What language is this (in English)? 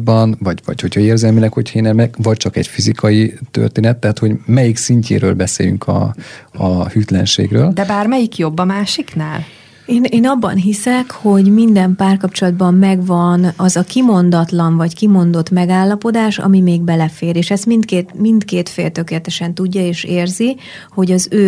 Hungarian